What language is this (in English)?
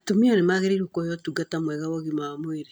Kikuyu